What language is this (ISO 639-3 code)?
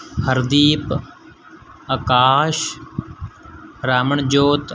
pan